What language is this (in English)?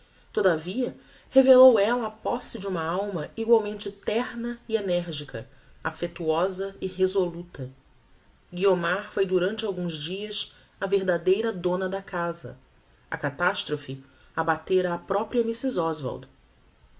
Portuguese